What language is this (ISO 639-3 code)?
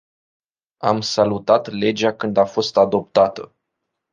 ron